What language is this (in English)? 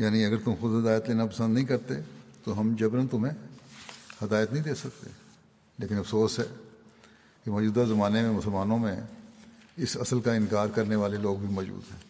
Urdu